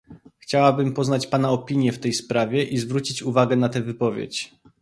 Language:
Polish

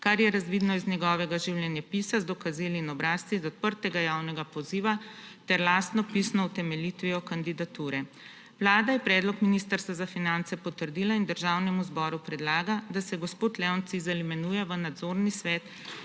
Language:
Slovenian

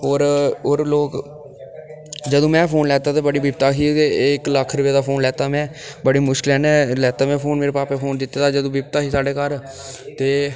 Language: Dogri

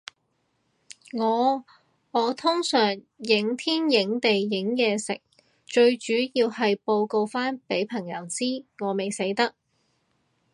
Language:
Cantonese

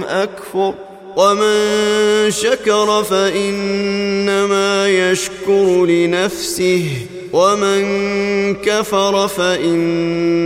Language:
Arabic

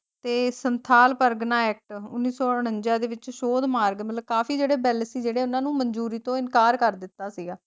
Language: Punjabi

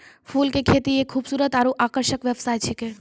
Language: Maithili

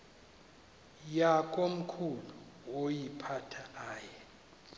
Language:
Xhosa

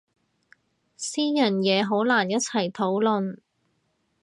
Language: Cantonese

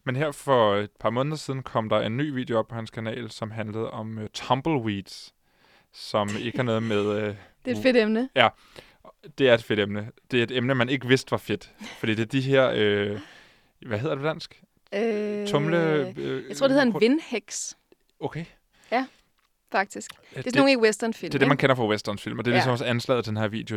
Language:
Danish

